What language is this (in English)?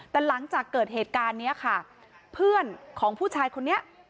Thai